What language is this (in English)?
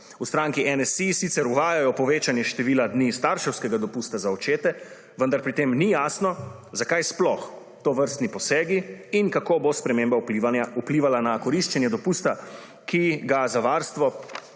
Slovenian